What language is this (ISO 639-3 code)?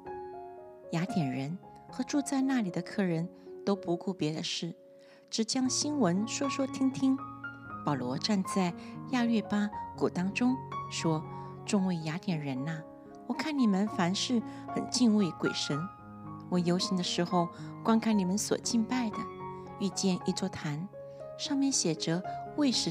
zho